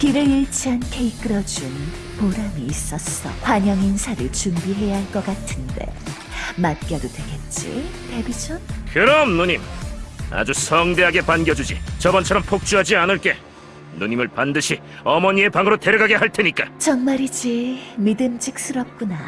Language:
Korean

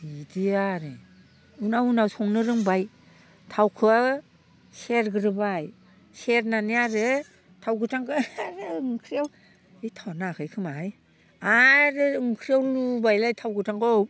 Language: Bodo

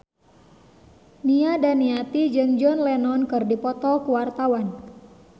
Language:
Sundanese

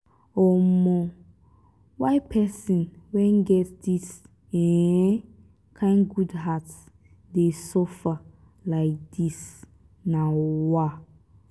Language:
Nigerian Pidgin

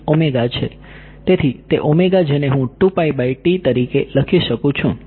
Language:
Gujarati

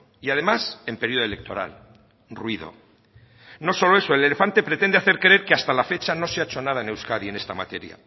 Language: Spanish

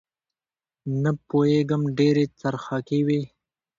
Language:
Pashto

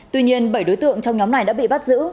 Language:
Vietnamese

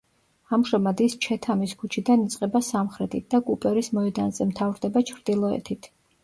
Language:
Georgian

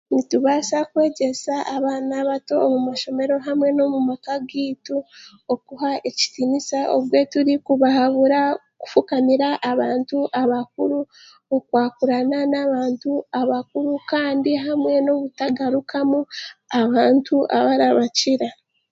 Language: Chiga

